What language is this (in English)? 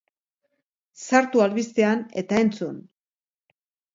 Basque